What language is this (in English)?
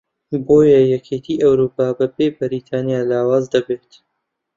Central Kurdish